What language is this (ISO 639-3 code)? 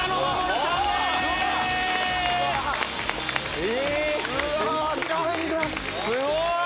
jpn